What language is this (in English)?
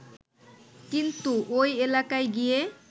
Bangla